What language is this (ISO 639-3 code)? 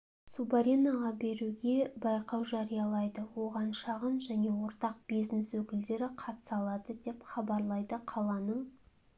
kaz